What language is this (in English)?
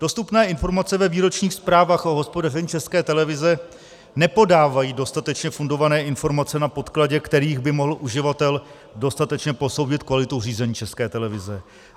Czech